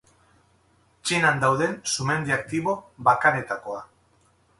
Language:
Basque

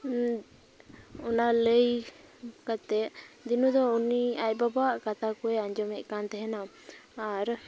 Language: Santali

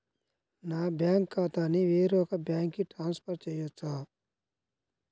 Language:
Telugu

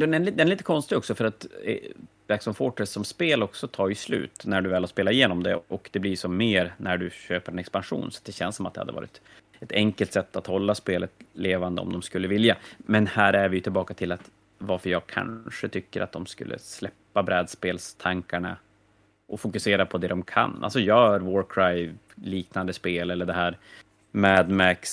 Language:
Swedish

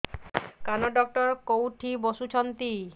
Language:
Odia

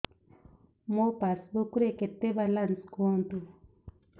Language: Odia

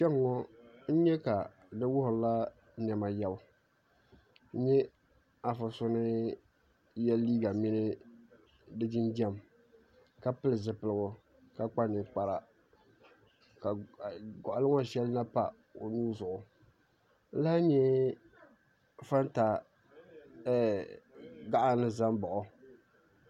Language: Dagbani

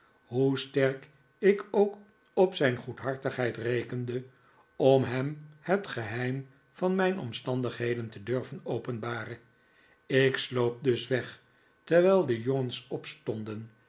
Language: Dutch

